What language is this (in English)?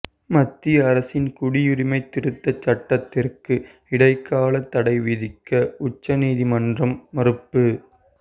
Tamil